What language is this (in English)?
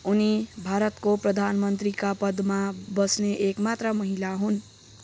Nepali